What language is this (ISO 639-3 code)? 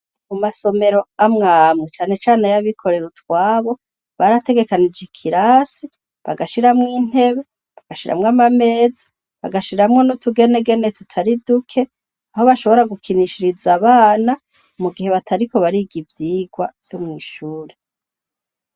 run